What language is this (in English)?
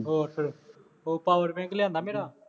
Punjabi